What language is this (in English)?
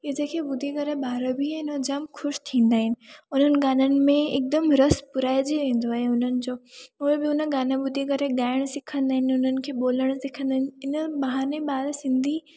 Sindhi